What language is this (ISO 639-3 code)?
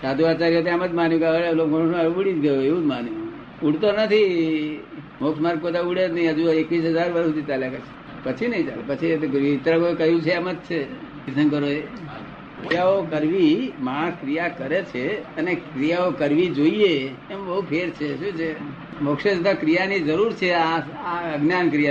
guj